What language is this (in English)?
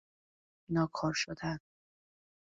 Persian